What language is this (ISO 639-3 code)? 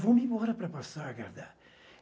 por